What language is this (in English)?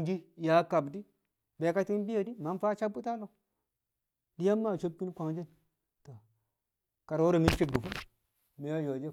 Kamo